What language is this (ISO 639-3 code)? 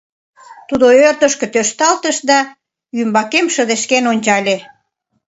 chm